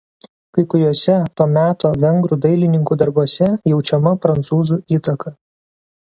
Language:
Lithuanian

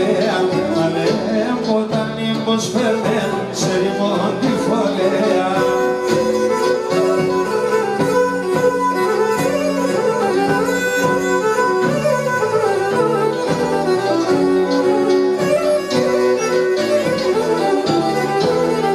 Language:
Greek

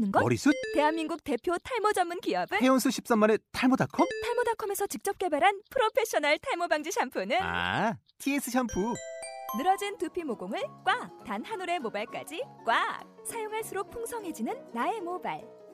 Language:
Korean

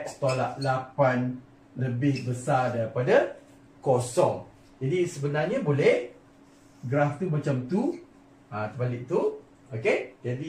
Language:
Malay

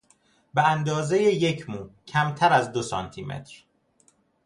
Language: Persian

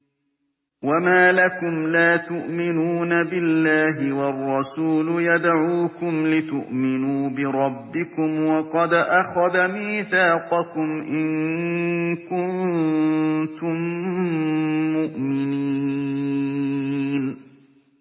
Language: Arabic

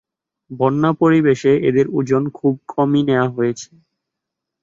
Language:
Bangla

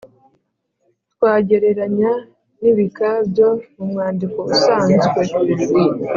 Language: Kinyarwanda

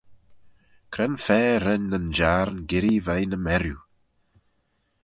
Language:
Manx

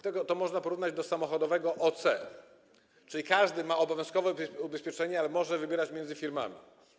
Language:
Polish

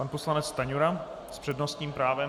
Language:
Czech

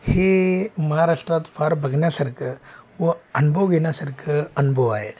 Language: Marathi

